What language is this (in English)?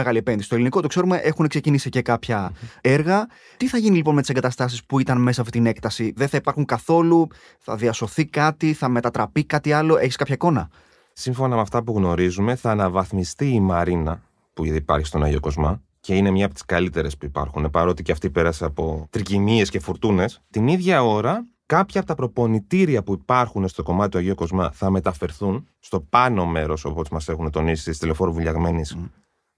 Greek